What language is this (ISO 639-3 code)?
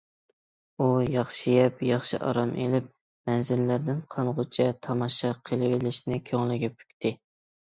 uig